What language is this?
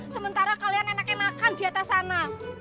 Indonesian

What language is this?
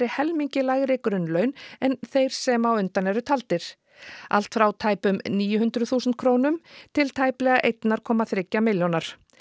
Icelandic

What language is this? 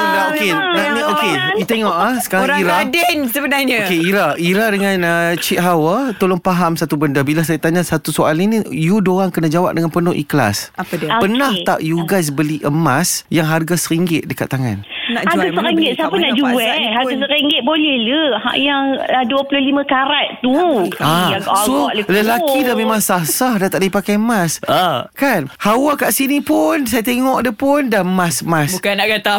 Malay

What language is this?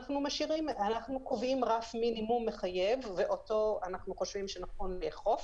Hebrew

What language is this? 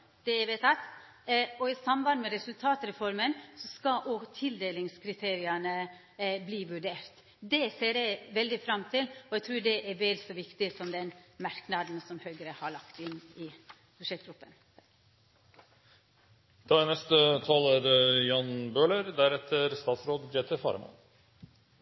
Norwegian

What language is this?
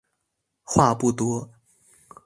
Chinese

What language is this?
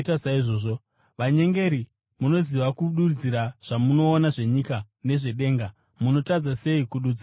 Shona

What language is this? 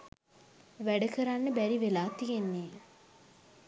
Sinhala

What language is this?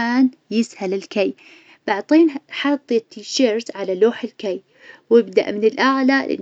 Najdi Arabic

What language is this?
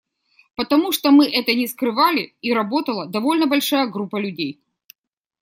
Russian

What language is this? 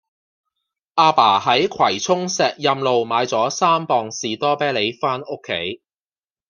Cantonese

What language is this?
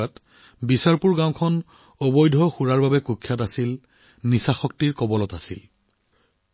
Assamese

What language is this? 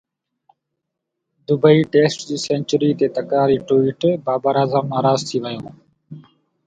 Sindhi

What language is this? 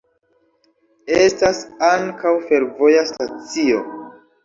Esperanto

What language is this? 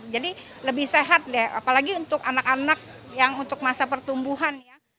Indonesian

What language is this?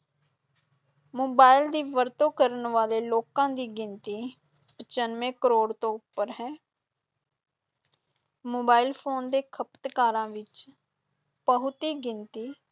Punjabi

